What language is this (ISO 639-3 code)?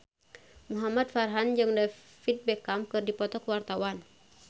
sun